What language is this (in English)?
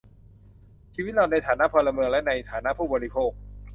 Thai